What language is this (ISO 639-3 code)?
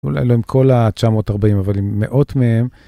heb